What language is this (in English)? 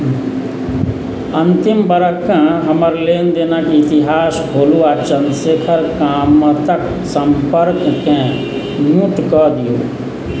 Maithili